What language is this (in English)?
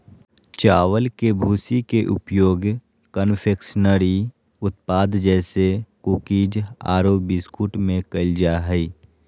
Magahi